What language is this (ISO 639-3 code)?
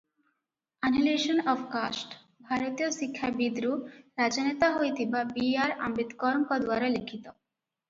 ori